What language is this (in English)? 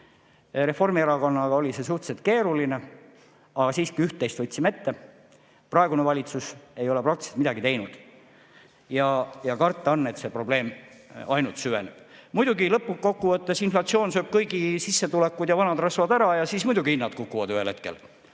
Estonian